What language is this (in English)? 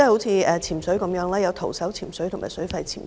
Cantonese